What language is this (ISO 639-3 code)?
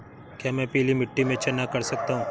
hin